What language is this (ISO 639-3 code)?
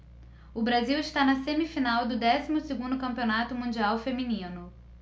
por